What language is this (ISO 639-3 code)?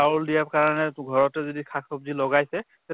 asm